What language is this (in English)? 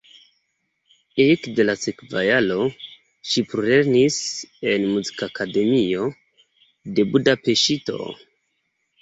Esperanto